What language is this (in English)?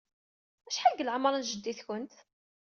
Kabyle